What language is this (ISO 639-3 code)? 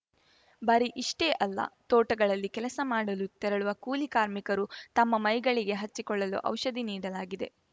kan